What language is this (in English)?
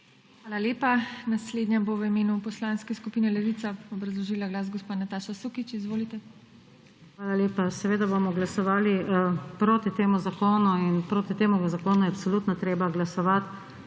Slovenian